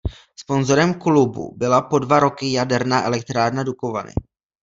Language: Czech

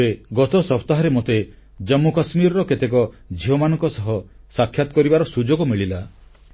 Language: Odia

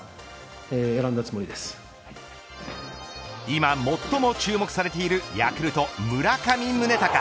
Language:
Japanese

